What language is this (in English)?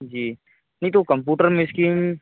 Hindi